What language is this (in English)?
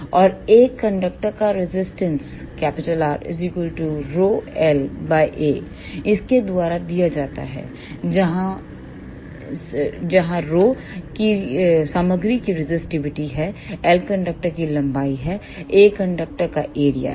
Hindi